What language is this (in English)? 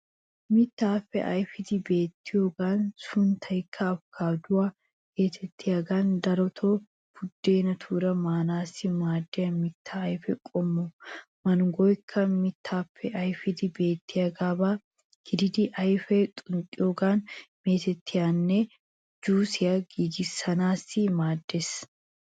Wolaytta